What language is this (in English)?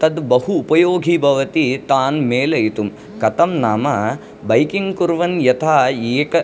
Sanskrit